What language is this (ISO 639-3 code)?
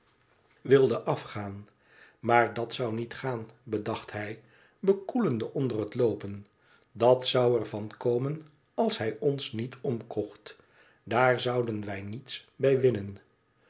nld